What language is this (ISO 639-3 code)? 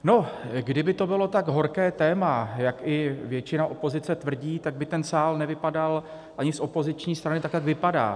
ces